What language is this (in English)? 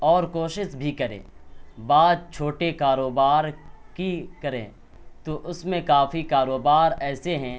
Urdu